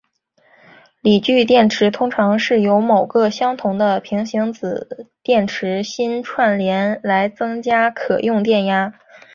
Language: Chinese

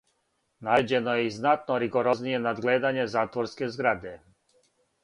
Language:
Serbian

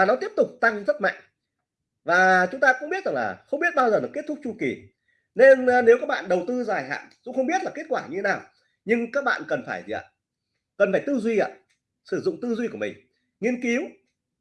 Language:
Vietnamese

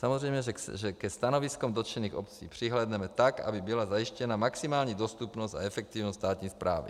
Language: Czech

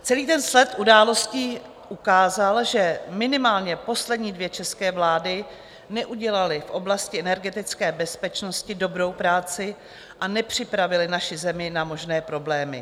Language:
Czech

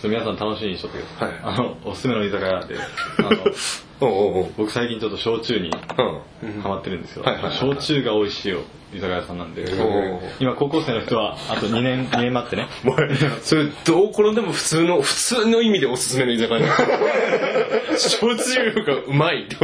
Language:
Japanese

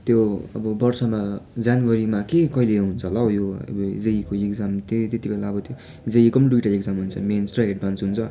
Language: Nepali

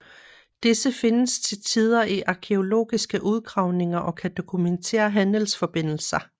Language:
Danish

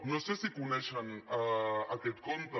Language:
Catalan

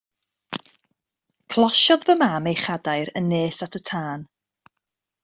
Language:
Welsh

